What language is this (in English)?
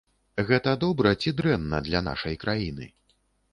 Belarusian